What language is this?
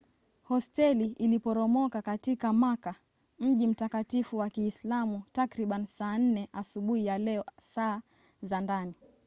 Swahili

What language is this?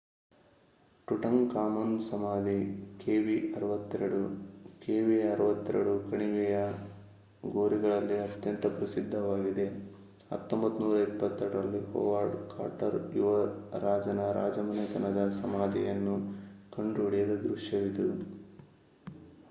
Kannada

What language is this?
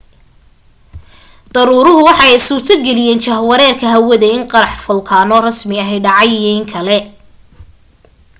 Somali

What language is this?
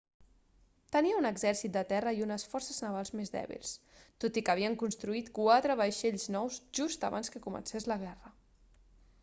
Catalan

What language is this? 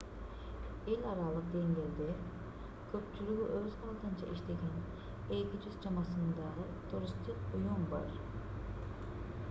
Kyrgyz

